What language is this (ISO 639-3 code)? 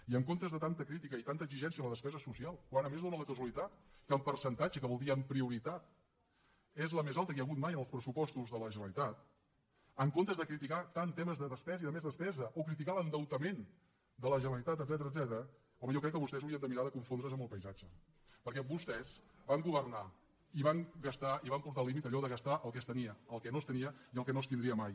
cat